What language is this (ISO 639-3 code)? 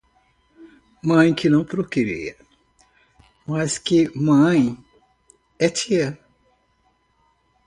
por